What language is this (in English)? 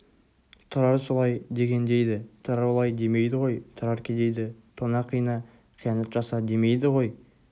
Kazakh